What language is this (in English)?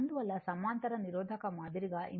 Telugu